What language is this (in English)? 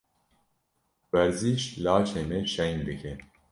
Kurdish